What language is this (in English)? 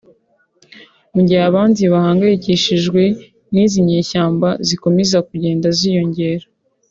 Kinyarwanda